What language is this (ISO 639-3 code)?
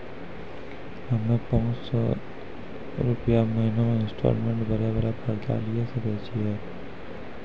mai